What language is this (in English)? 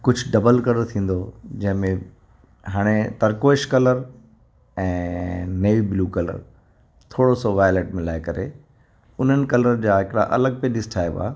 Sindhi